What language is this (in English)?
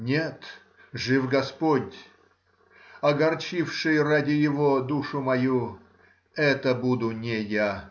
Russian